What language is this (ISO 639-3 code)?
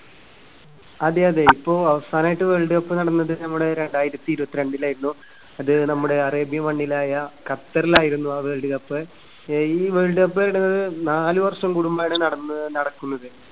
mal